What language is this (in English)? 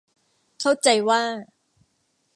Thai